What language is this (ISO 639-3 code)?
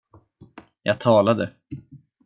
swe